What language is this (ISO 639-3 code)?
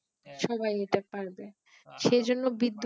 ben